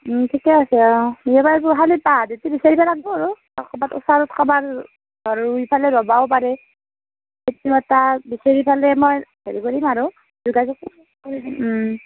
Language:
Assamese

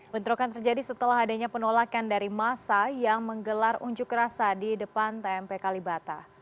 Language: Indonesian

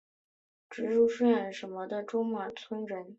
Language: Chinese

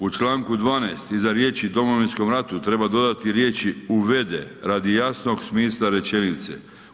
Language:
Croatian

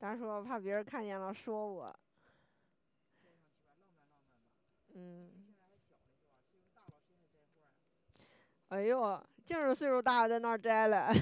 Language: Chinese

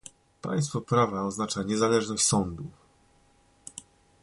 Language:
Polish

